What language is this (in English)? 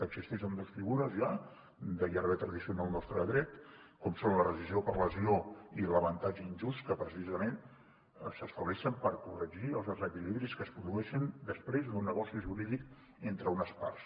Catalan